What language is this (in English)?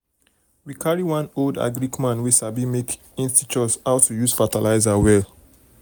Nigerian Pidgin